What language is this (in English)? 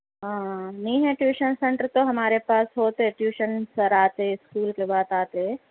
Urdu